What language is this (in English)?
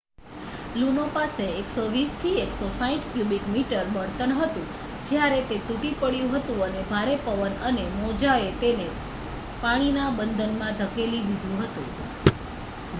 Gujarati